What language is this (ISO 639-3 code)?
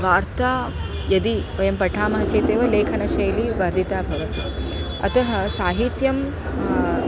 san